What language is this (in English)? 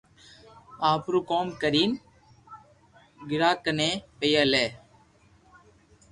Loarki